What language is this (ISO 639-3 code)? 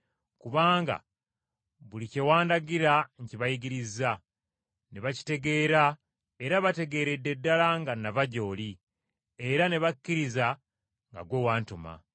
lug